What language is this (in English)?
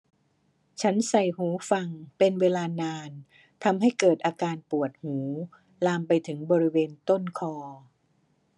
Thai